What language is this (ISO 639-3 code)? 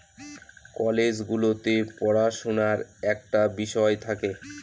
ben